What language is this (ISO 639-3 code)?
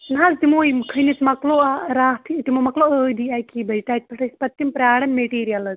kas